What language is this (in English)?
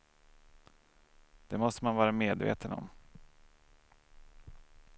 Swedish